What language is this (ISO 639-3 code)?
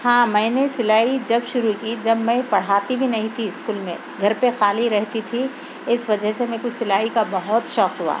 urd